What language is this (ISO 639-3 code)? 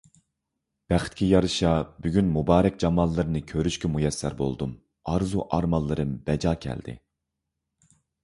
uig